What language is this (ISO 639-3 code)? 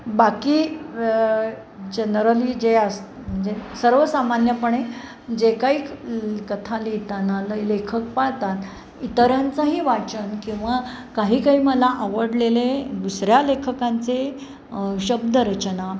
mar